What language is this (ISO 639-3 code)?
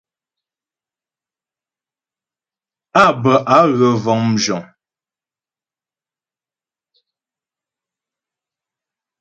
bbj